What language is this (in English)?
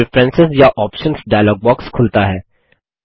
Hindi